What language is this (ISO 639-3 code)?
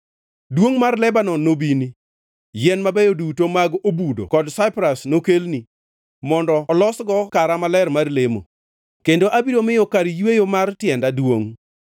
luo